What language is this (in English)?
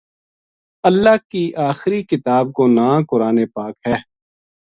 Gujari